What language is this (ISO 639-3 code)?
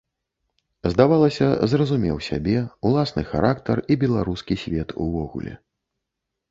bel